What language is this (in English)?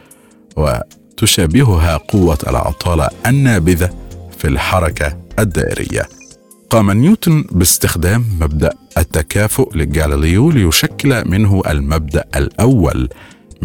Arabic